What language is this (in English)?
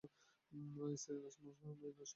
Bangla